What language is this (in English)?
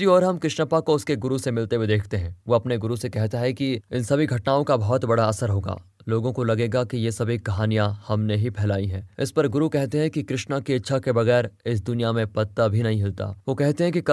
Hindi